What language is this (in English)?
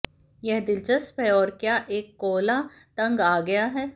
Hindi